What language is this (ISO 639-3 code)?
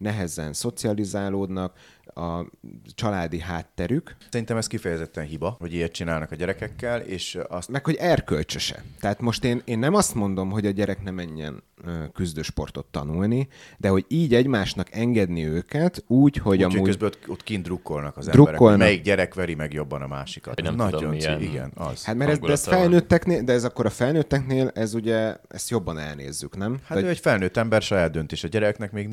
hun